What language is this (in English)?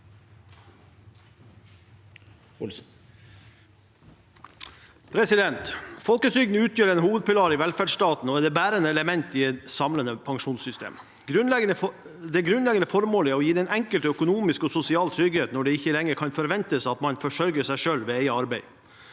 Norwegian